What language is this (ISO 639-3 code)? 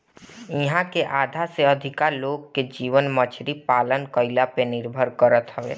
bho